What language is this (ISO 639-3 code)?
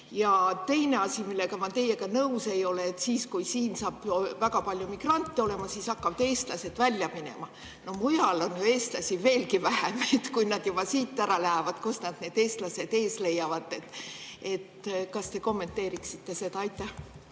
est